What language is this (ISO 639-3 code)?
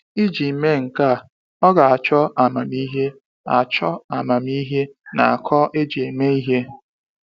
ibo